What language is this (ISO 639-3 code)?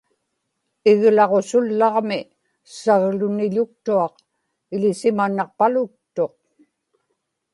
ipk